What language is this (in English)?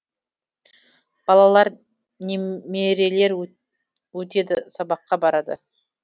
Kazakh